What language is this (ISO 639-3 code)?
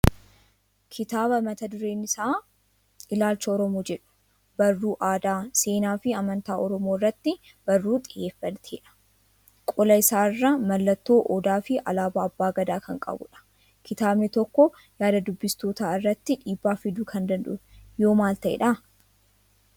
orm